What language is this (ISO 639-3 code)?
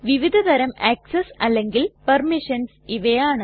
mal